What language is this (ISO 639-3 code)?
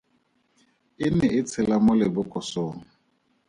tsn